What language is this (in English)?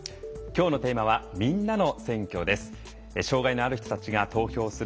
Japanese